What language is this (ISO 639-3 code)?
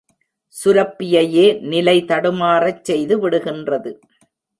tam